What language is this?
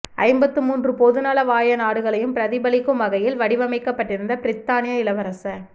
Tamil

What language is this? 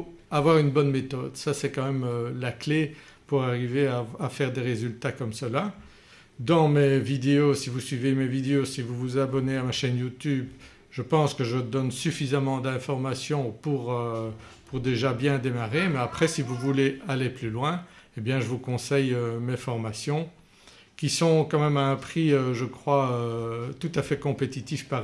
French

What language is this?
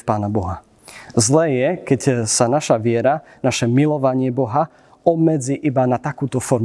Slovak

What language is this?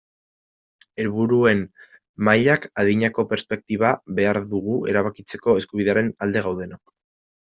Basque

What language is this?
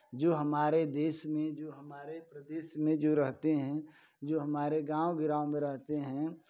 Hindi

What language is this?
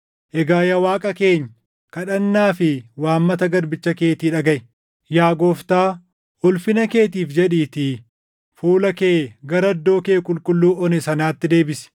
Oromo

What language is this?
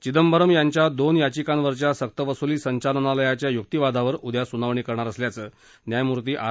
Marathi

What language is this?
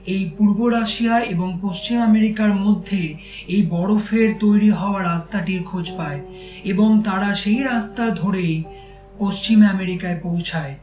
Bangla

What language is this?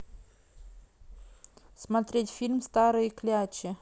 Russian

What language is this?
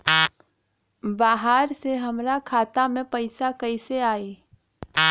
Bhojpuri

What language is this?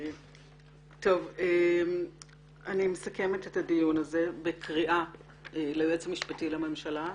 Hebrew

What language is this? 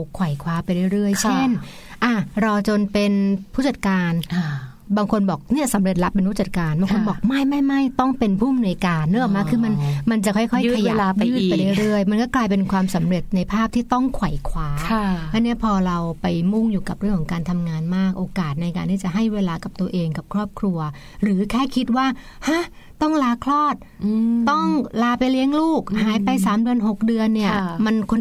Thai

